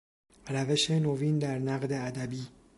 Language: Persian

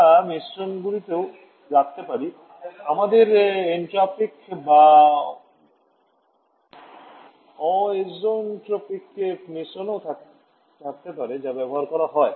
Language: Bangla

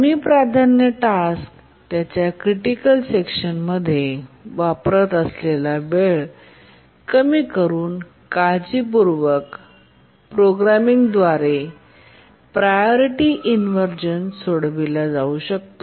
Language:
Marathi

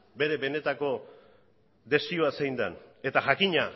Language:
Basque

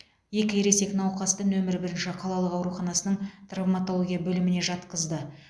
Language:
Kazakh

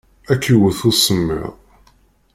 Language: Kabyle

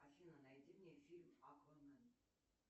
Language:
Russian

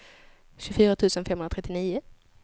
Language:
Swedish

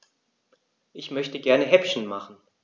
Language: German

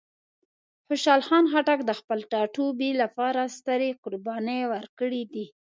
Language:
Pashto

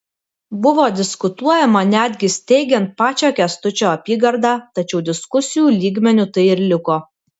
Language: Lithuanian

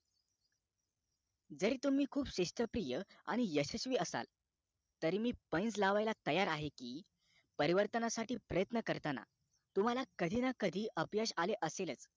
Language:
Marathi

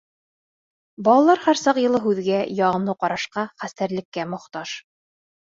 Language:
Bashkir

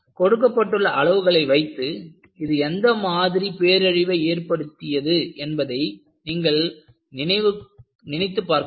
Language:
Tamil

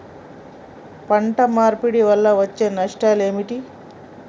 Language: Telugu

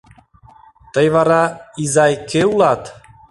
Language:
Mari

